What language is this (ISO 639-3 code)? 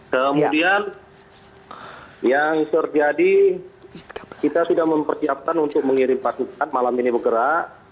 ind